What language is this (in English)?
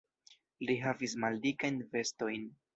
Esperanto